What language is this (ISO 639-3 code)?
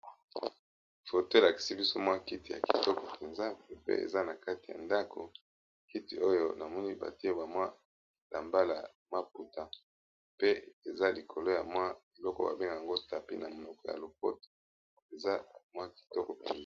lin